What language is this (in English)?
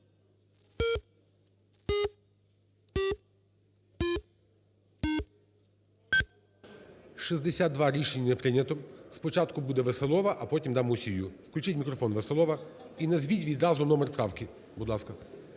Ukrainian